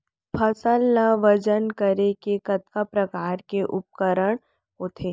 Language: Chhattisgarhi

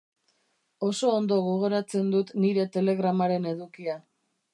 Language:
Basque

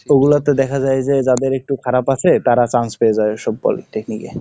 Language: Bangla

